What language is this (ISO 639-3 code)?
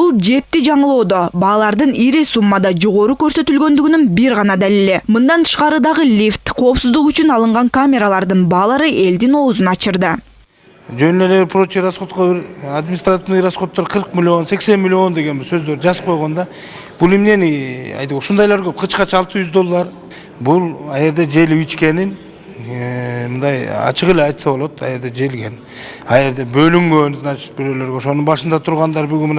rus